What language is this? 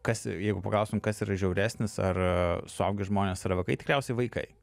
Lithuanian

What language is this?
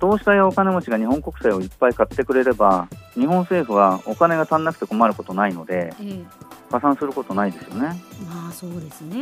Japanese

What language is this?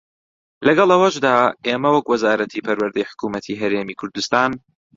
Central Kurdish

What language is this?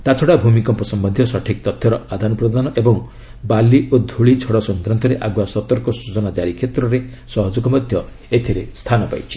Odia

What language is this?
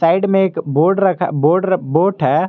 Hindi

